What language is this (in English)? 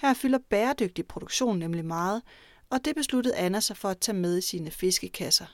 Danish